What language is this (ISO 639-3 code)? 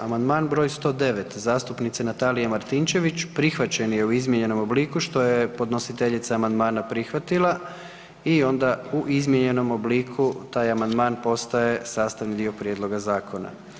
hrv